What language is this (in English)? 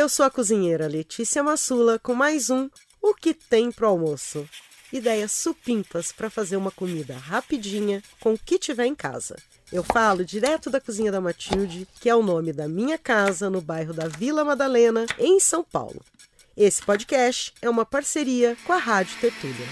Portuguese